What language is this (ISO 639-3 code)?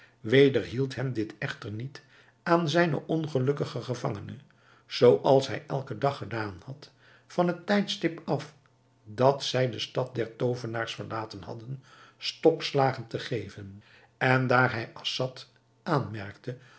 nld